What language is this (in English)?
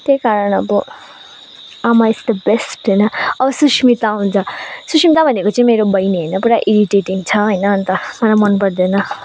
Nepali